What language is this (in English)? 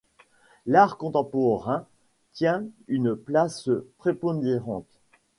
French